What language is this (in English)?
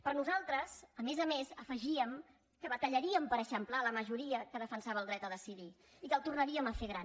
Catalan